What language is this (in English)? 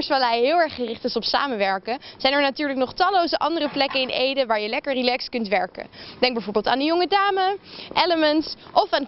Dutch